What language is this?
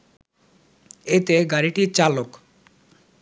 Bangla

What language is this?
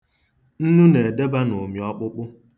Igbo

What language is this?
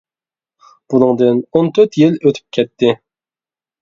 Uyghur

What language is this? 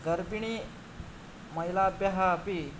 Sanskrit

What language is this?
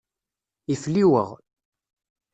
Kabyle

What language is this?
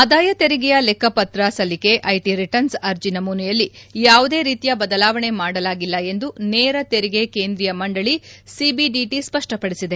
Kannada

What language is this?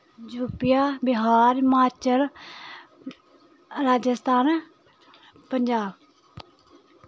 Dogri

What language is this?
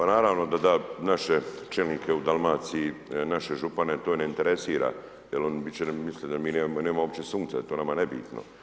Croatian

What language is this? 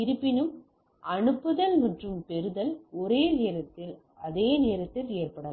Tamil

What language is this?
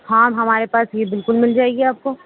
Urdu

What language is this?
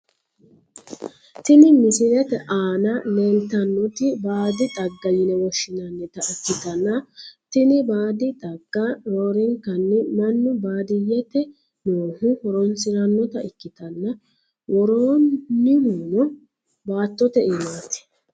Sidamo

